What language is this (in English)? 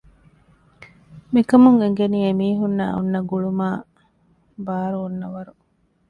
Divehi